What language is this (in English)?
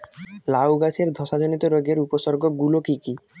Bangla